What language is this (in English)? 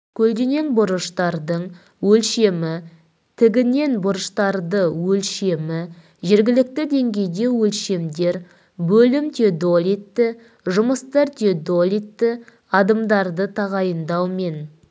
Kazakh